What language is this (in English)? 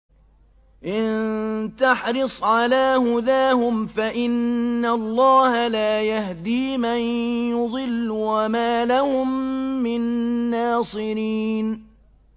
Arabic